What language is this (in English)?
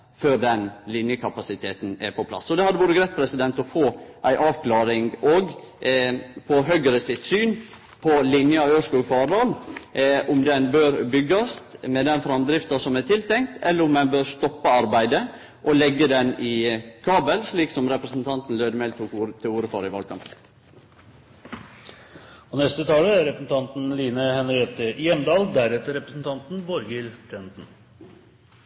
Norwegian